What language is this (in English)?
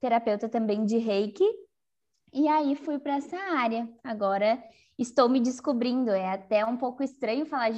Portuguese